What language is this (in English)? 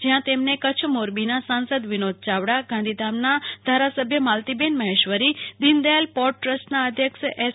Gujarati